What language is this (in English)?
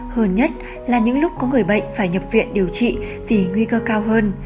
Vietnamese